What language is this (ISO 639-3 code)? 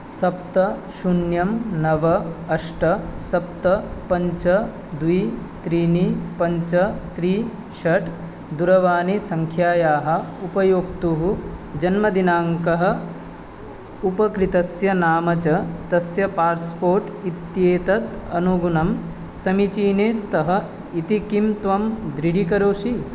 san